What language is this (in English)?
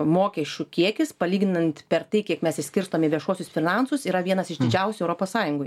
Lithuanian